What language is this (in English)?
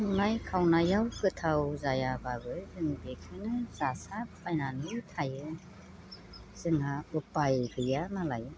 Bodo